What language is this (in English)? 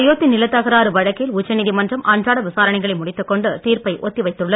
Tamil